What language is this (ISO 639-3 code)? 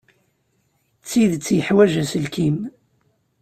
kab